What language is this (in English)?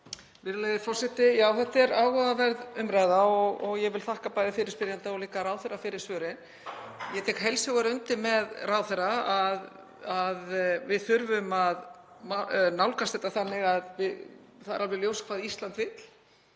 Icelandic